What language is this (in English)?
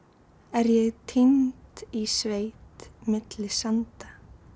Icelandic